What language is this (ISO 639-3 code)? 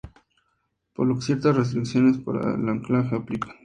spa